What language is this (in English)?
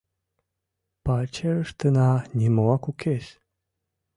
Mari